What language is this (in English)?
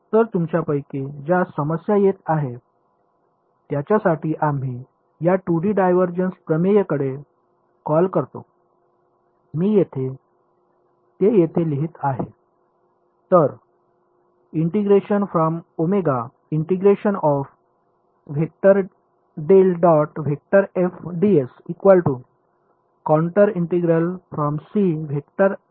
Marathi